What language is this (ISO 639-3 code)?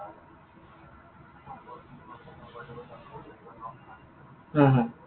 asm